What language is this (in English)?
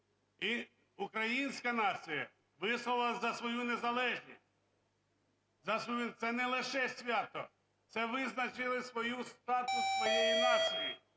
Ukrainian